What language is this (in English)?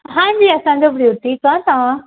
Sindhi